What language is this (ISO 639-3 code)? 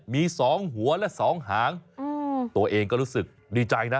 tha